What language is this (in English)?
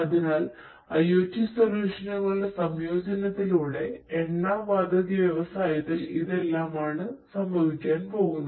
Malayalam